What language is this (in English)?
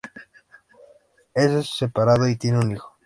Spanish